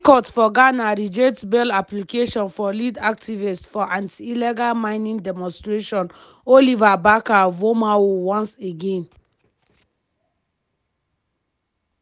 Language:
Nigerian Pidgin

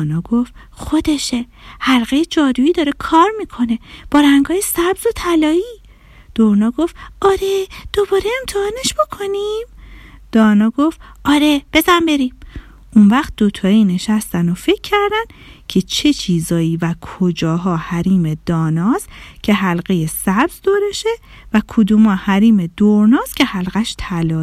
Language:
Persian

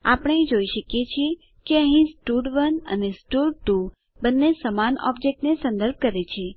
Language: Gujarati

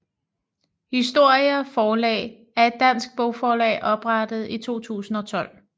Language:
Danish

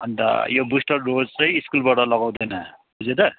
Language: Nepali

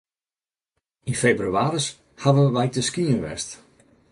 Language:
Western Frisian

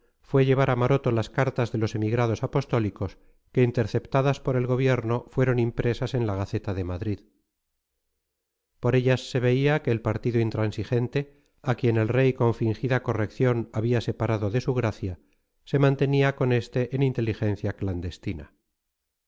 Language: Spanish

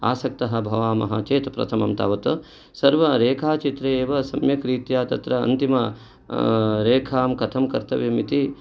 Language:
Sanskrit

